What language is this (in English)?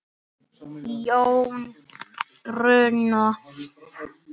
Icelandic